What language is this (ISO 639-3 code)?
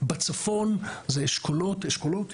heb